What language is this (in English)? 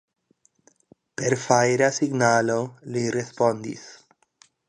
Esperanto